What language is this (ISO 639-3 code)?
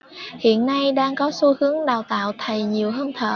vie